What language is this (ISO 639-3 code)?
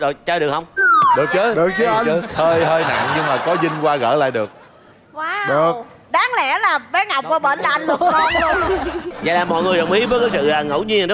vie